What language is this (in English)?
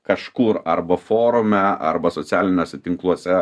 Lithuanian